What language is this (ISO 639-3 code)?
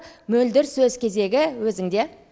kaz